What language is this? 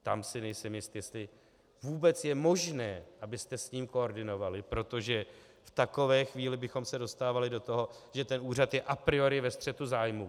Czech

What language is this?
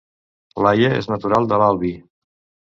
Catalan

